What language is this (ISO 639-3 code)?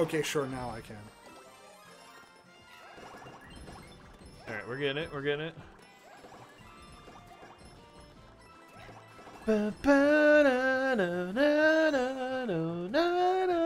eng